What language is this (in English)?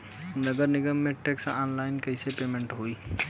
Bhojpuri